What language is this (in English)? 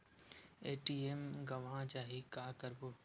Chhattisgarhi